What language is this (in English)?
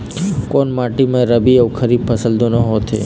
Chhattisgarhi